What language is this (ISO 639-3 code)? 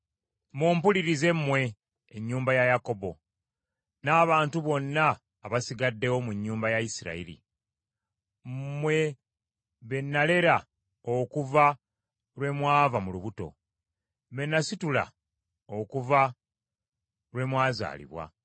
lug